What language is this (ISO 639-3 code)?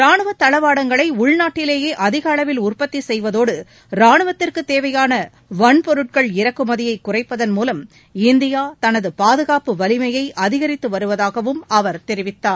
tam